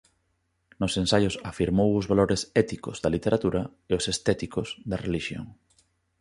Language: Galician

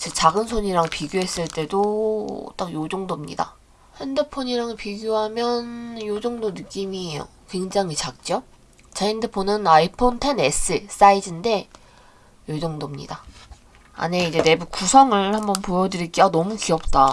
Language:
Korean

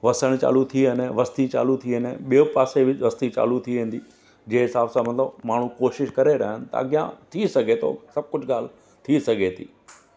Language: Sindhi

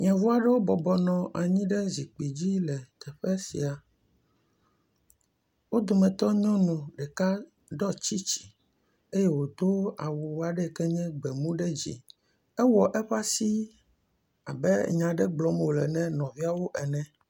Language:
Ewe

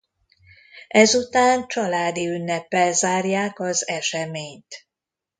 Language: Hungarian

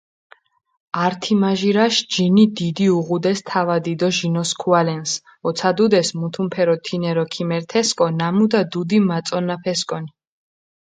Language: Mingrelian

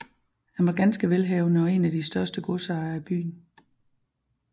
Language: Danish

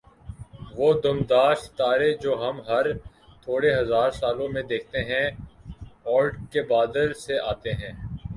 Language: Urdu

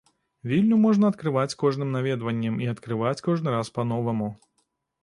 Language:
Belarusian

